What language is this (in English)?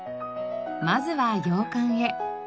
Japanese